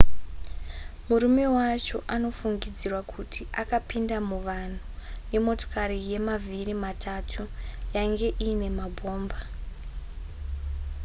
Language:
Shona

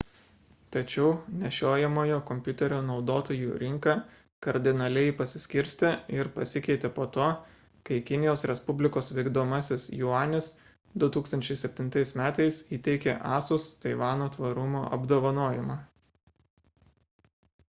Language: Lithuanian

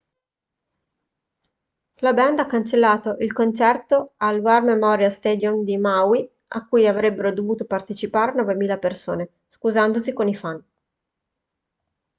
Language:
Italian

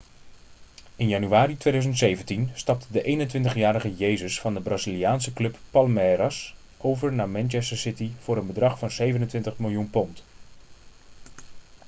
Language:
Dutch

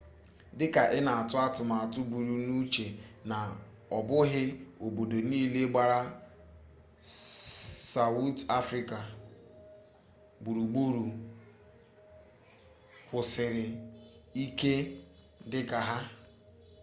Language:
Igbo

